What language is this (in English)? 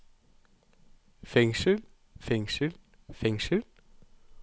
Norwegian